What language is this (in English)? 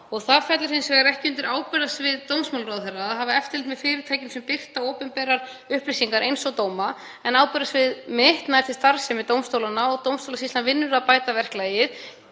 Icelandic